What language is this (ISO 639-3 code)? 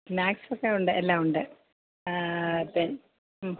mal